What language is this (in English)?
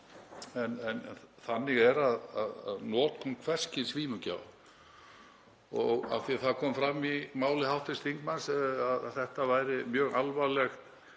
Icelandic